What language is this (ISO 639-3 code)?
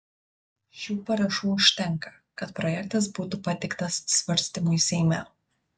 lit